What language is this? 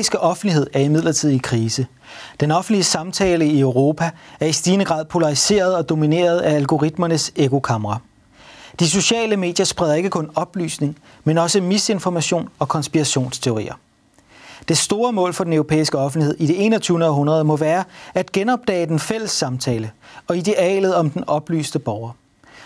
Danish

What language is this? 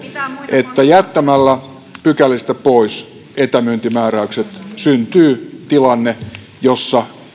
Finnish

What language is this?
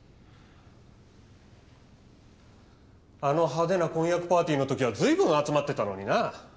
Japanese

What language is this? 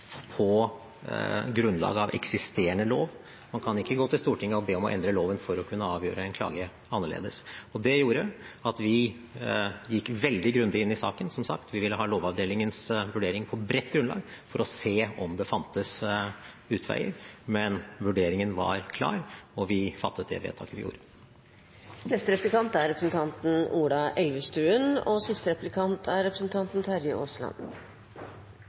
Norwegian Bokmål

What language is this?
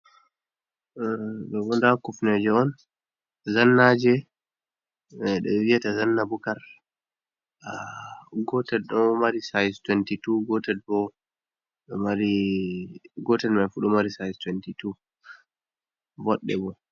Fula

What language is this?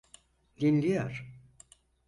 Turkish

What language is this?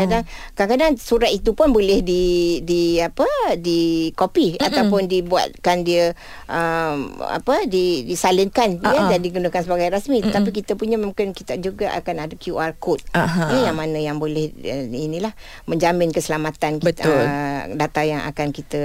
Malay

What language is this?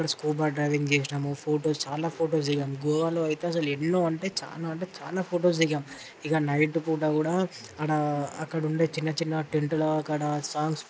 Telugu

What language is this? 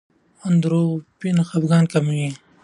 Pashto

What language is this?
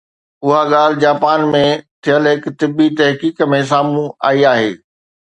Sindhi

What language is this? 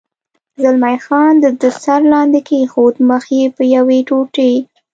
Pashto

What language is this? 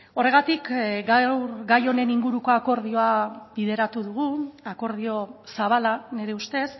Basque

